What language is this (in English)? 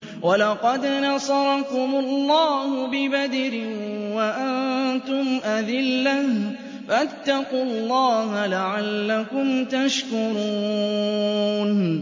Arabic